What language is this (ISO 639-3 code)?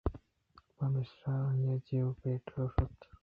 bgp